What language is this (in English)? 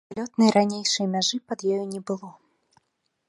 Belarusian